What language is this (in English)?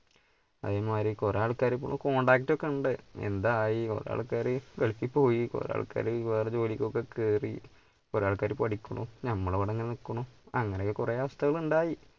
Malayalam